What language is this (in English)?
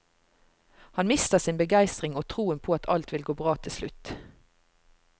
Norwegian